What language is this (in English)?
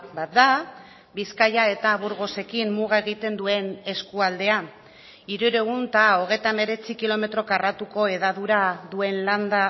Basque